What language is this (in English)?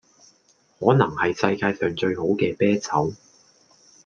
Cantonese